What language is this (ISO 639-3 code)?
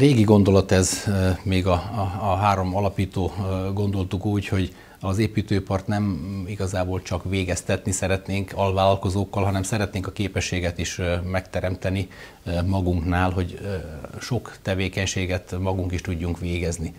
hun